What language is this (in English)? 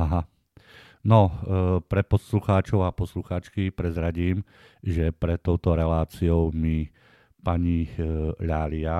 Slovak